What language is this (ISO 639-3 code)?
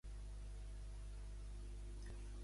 cat